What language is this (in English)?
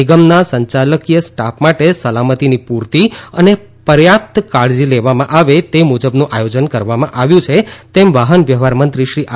Gujarati